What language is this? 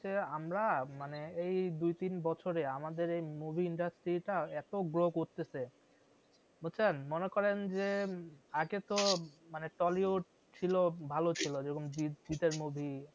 Bangla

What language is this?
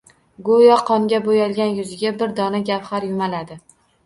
Uzbek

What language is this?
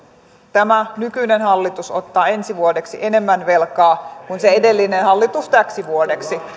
Finnish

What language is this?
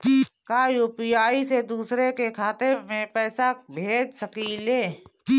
Bhojpuri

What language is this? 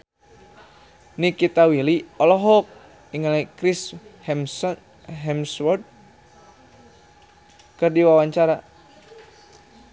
Sundanese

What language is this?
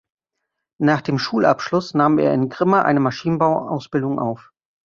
German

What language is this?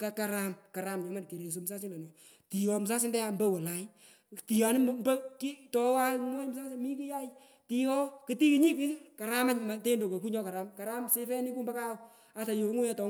Pökoot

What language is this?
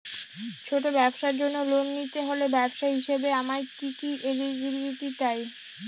Bangla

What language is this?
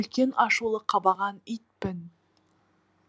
Kazakh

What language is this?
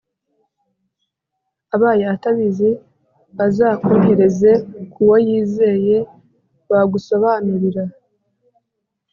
Kinyarwanda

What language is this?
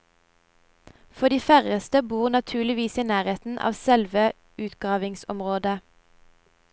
Norwegian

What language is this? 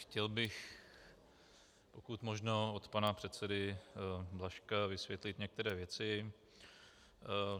Czech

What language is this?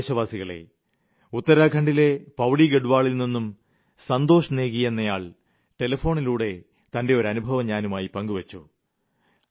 Malayalam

